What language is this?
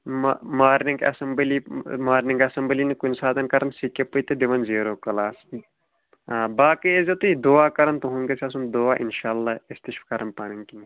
Kashmiri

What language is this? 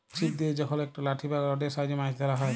Bangla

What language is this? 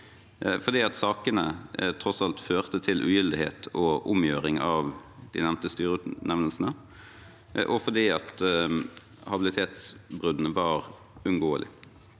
Norwegian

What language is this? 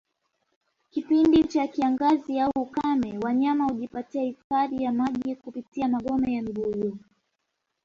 Swahili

